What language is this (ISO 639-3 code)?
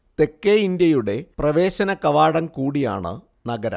mal